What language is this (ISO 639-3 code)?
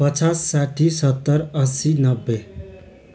nep